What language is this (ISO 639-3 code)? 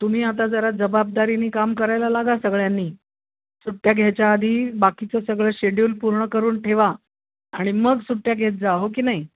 mar